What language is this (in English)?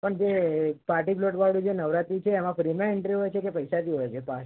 Gujarati